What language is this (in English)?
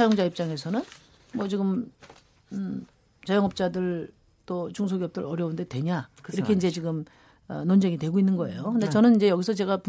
Korean